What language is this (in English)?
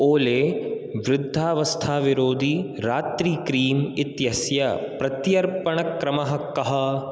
Sanskrit